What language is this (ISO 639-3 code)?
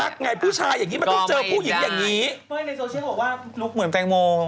tha